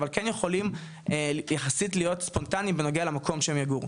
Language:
Hebrew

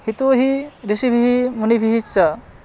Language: Sanskrit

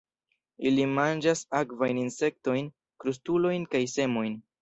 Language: Esperanto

